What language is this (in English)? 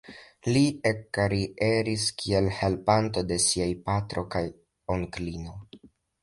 Esperanto